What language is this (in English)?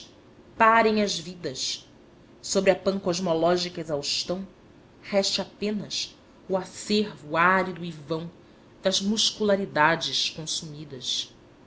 Portuguese